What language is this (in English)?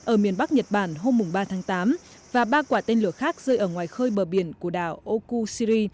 Vietnamese